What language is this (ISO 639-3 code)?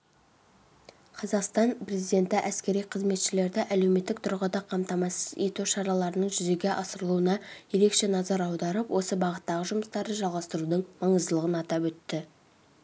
kaz